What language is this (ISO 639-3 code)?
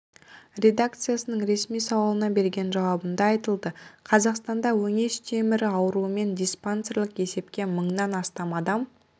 kaz